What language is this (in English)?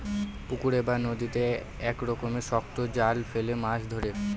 Bangla